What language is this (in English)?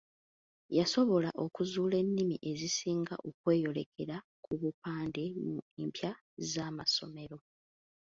Ganda